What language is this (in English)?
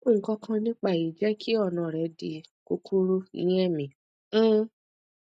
Yoruba